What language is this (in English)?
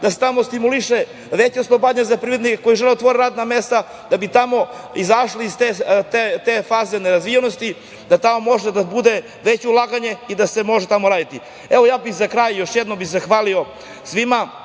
Serbian